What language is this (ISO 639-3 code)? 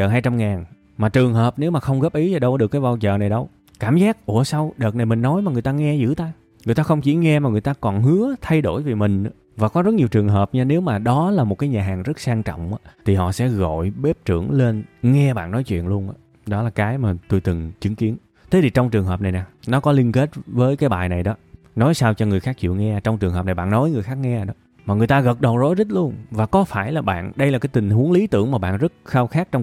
vie